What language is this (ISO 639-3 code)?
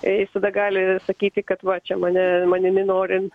lit